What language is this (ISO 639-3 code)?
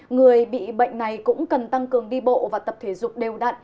vie